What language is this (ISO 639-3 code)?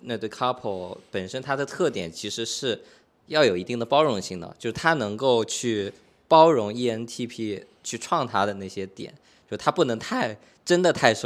zho